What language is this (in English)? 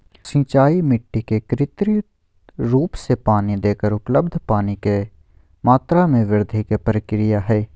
Magahi